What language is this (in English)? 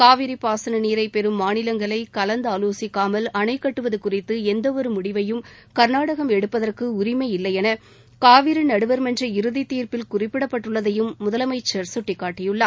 Tamil